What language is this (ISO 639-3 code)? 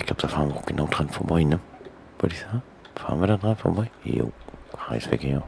deu